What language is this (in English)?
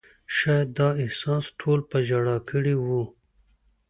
Pashto